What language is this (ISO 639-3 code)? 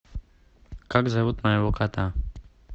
rus